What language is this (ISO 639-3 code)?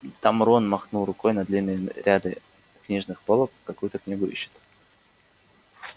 rus